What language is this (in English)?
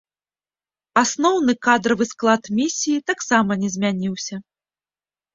Belarusian